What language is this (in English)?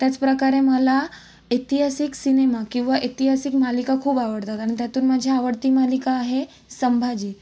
Marathi